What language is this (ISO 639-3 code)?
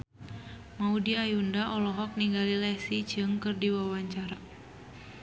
sun